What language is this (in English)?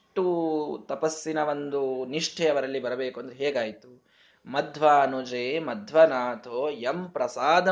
Kannada